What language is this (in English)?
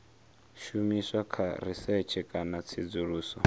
Venda